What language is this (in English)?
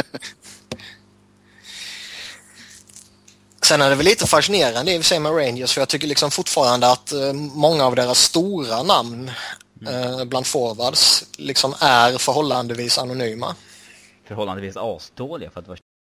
Swedish